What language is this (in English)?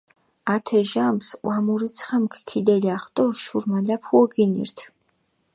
Mingrelian